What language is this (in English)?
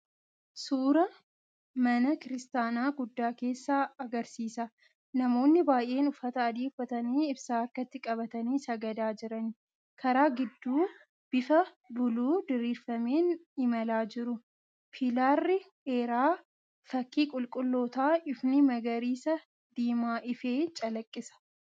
Oromo